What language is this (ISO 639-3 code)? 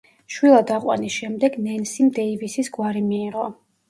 kat